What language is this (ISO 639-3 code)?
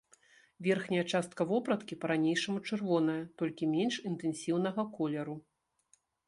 bel